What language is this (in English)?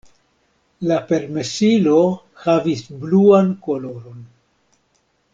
Esperanto